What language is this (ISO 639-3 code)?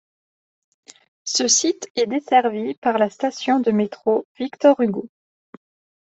fra